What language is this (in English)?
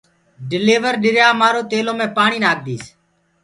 Gurgula